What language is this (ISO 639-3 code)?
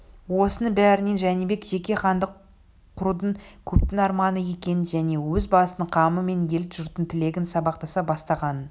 kaz